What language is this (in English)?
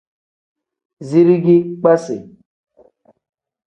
Tem